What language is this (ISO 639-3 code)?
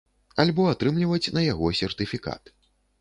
bel